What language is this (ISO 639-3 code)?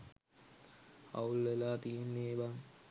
sin